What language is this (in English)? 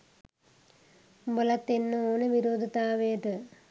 Sinhala